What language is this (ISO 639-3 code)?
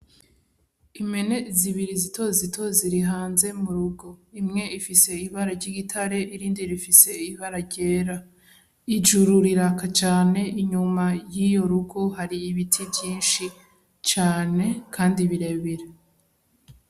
run